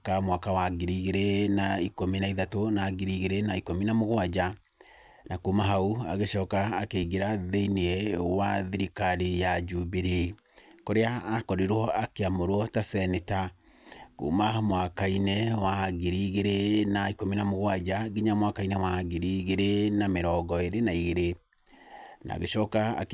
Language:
Kikuyu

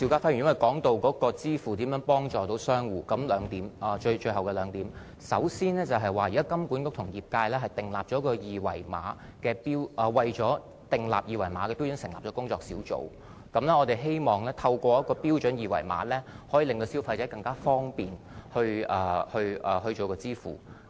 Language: Cantonese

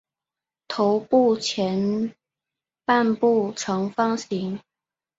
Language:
Chinese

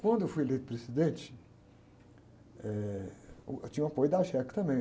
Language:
Portuguese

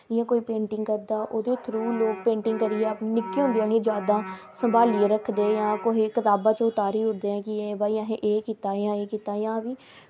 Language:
Dogri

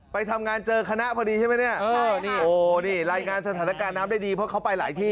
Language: Thai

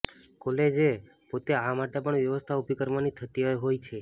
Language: Gujarati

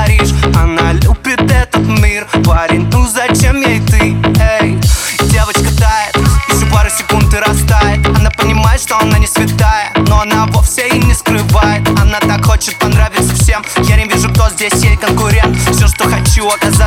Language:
Russian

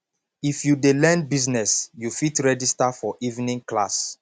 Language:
Nigerian Pidgin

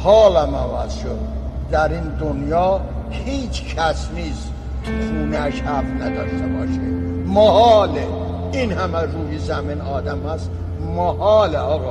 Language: Persian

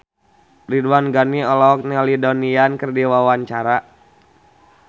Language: Sundanese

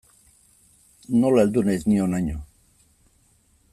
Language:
Basque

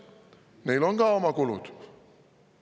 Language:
Estonian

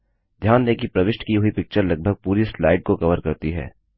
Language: Hindi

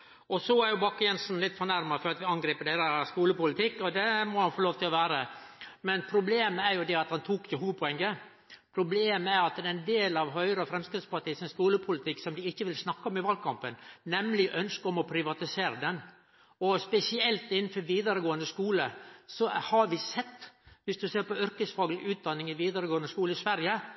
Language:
Norwegian Nynorsk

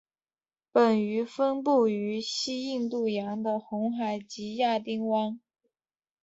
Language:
Chinese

